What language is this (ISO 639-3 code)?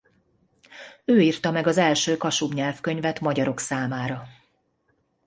hun